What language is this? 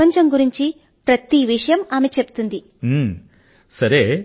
Telugu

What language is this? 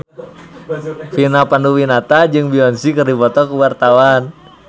Sundanese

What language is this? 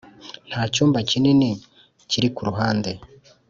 Kinyarwanda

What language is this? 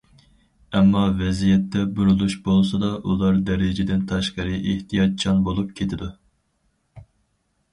Uyghur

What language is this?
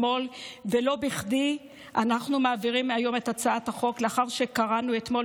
Hebrew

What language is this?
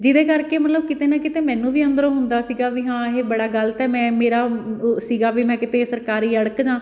Punjabi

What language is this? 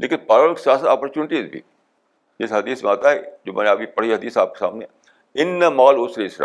Urdu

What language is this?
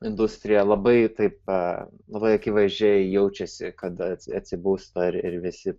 Lithuanian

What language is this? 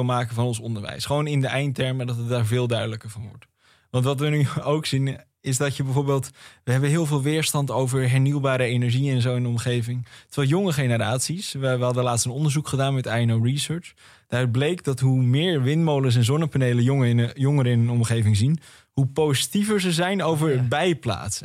Dutch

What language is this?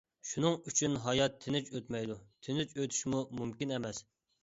Uyghur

